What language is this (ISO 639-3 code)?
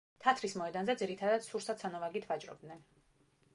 kat